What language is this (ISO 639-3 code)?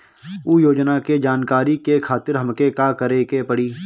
bho